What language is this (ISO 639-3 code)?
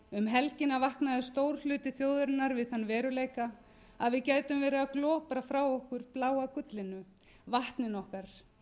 isl